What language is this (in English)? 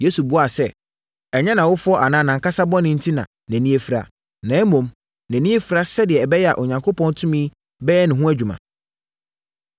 Akan